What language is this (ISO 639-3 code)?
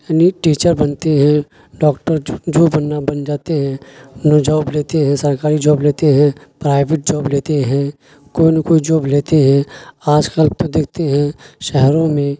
urd